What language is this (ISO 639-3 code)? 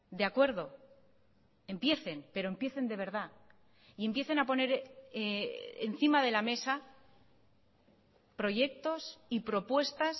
spa